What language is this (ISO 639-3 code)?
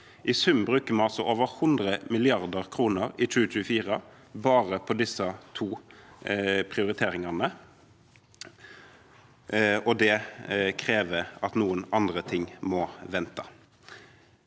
nor